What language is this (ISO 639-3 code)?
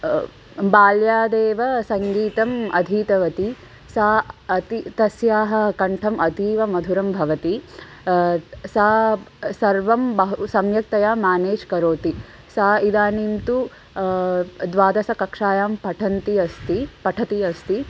san